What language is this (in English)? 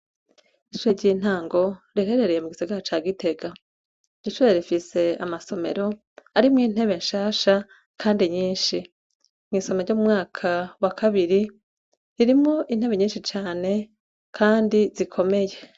Rundi